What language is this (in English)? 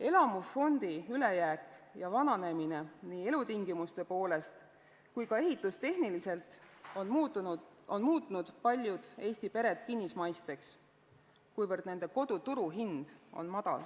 Estonian